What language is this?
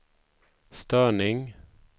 Swedish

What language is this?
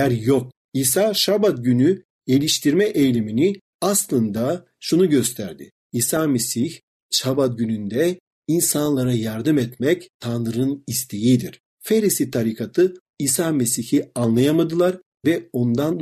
Turkish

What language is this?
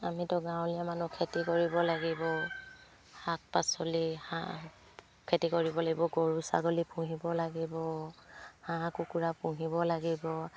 Assamese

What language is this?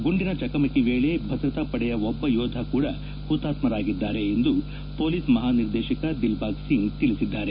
Kannada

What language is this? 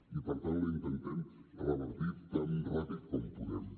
Catalan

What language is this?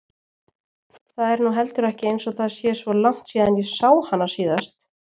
Icelandic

